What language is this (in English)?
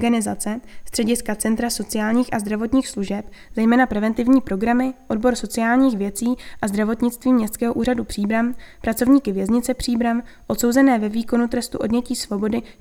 Czech